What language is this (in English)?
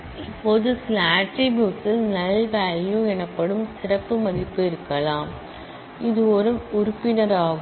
Tamil